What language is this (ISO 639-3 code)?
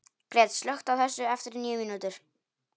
isl